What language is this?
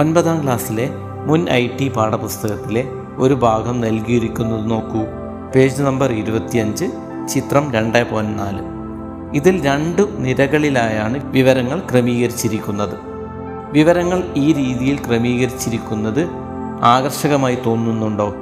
Malayalam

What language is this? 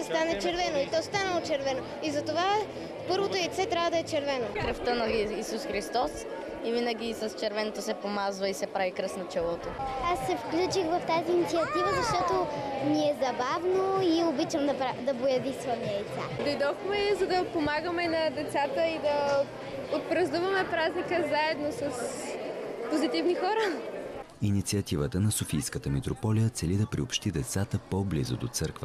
Bulgarian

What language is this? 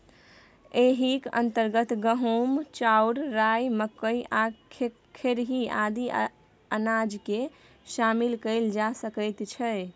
Maithili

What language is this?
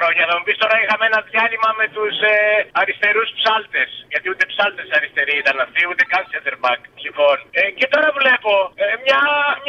Greek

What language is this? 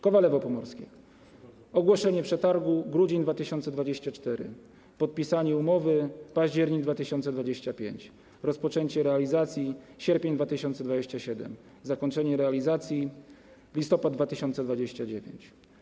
Polish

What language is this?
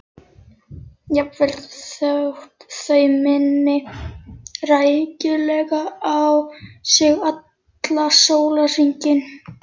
Icelandic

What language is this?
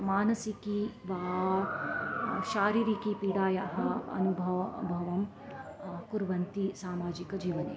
Sanskrit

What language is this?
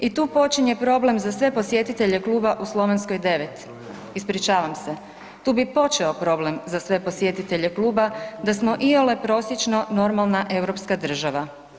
Croatian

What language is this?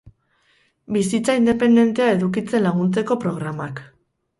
Basque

